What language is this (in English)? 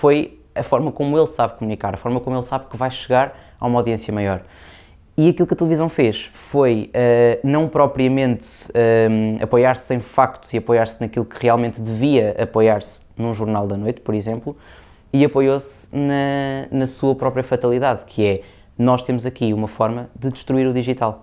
Portuguese